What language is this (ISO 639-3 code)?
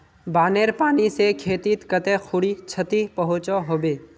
mag